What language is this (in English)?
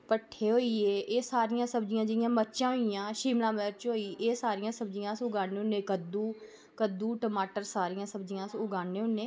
Dogri